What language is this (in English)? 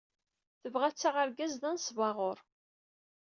Kabyle